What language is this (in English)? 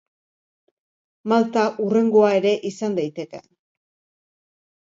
Basque